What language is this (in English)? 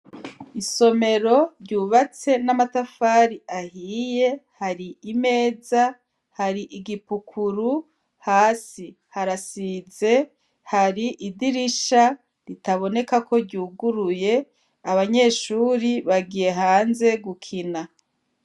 Rundi